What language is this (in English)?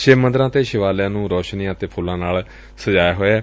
Punjabi